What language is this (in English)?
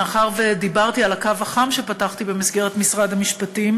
Hebrew